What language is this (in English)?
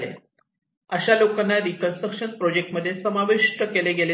Marathi